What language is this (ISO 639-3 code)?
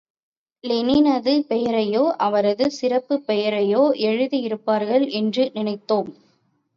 tam